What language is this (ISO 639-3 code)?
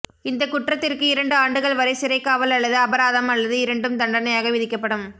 tam